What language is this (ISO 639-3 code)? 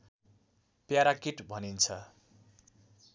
nep